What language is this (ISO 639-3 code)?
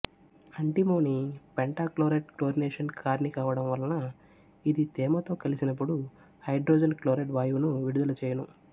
tel